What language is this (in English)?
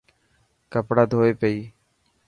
Dhatki